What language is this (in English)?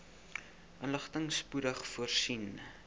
Afrikaans